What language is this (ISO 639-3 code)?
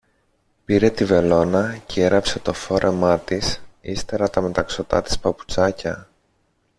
ell